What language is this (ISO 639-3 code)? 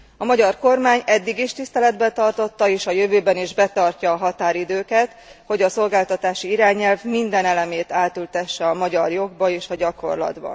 hun